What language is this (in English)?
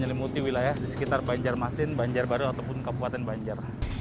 Indonesian